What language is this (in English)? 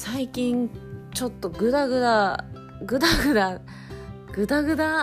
Japanese